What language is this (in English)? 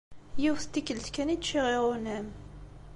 Kabyle